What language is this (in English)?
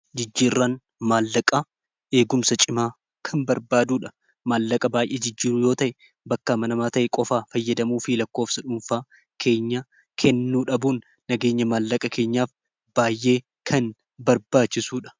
Oromo